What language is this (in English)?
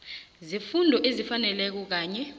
South Ndebele